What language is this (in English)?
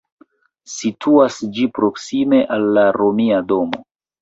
Esperanto